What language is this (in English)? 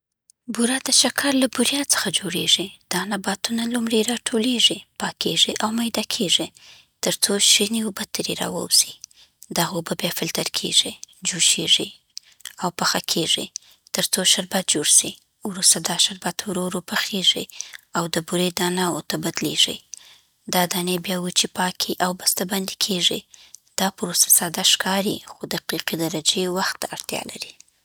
Southern Pashto